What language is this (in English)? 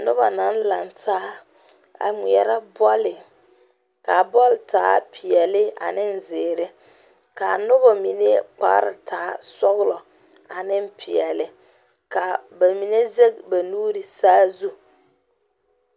Southern Dagaare